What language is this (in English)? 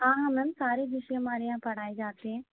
Hindi